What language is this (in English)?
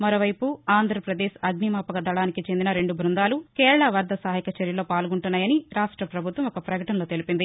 Telugu